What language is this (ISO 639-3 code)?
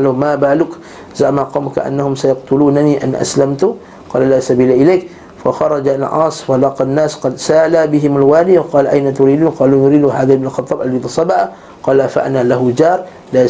msa